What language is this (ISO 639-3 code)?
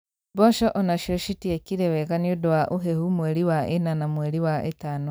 kik